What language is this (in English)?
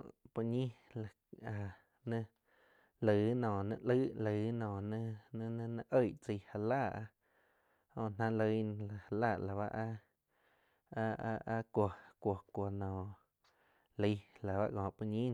Quiotepec Chinantec